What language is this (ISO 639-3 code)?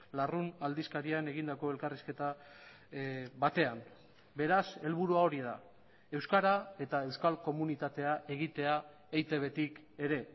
eus